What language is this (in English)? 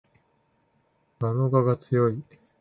Japanese